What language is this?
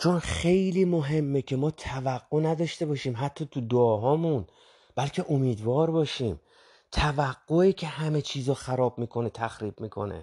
Persian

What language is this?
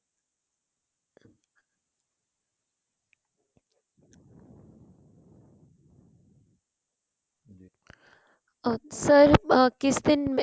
Punjabi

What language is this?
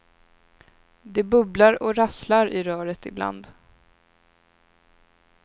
Swedish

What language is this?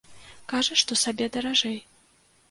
Belarusian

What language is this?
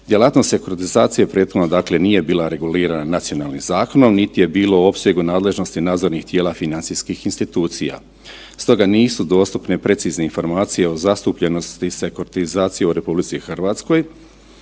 Croatian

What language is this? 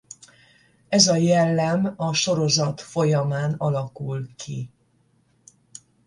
Hungarian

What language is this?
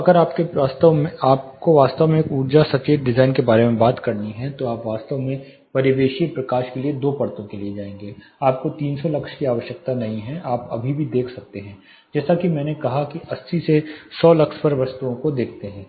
Hindi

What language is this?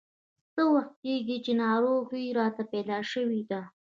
Pashto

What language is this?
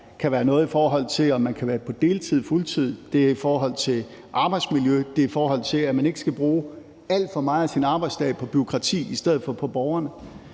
Danish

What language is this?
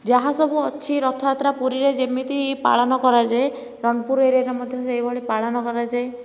Odia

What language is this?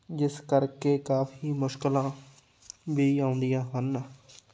Punjabi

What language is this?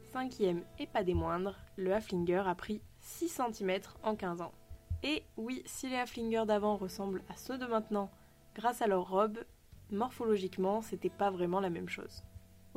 French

